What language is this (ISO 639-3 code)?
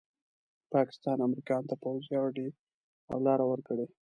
pus